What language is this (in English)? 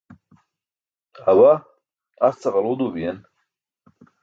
Burushaski